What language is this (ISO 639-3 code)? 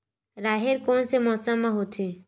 hne